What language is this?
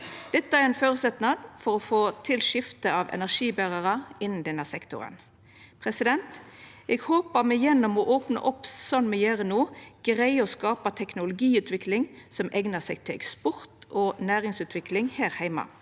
Norwegian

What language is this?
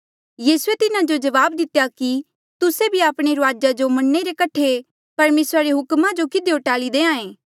Mandeali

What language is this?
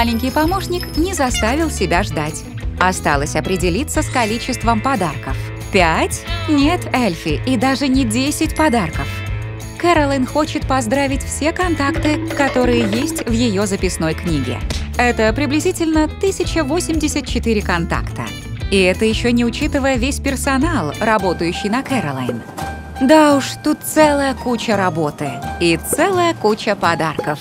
Russian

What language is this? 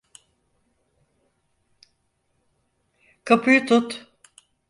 Turkish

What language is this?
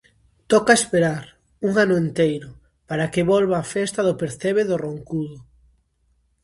Galician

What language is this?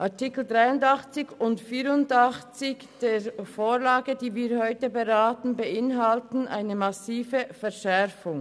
Swiss German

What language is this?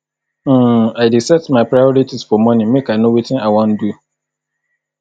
Nigerian Pidgin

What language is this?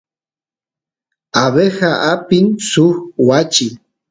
Santiago del Estero Quichua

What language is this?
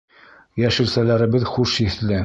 Bashkir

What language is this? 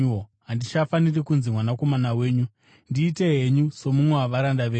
Shona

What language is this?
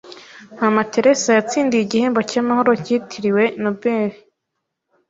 Kinyarwanda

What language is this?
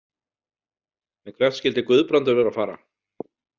Icelandic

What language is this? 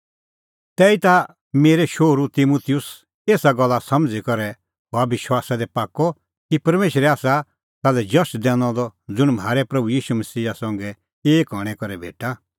Kullu Pahari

